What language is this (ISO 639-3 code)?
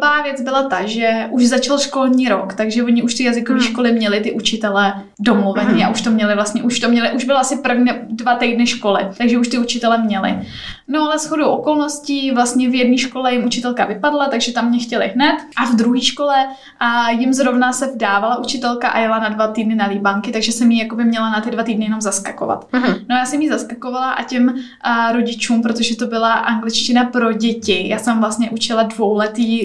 ces